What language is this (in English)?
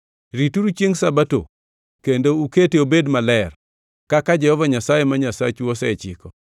Luo (Kenya and Tanzania)